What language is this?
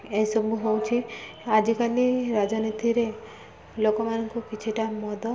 Odia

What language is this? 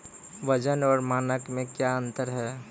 Maithili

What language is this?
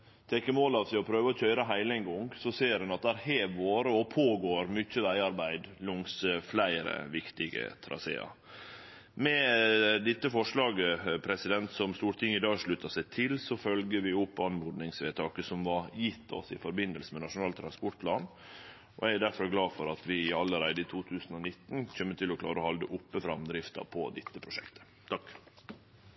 Norwegian Nynorsk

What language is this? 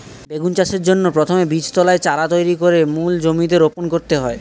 Bangla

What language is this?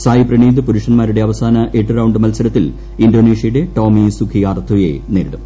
Malayalam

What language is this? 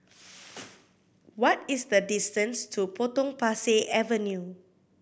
English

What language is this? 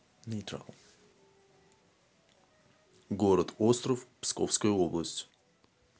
Russian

